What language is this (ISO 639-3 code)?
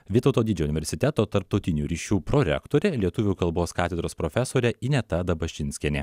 lit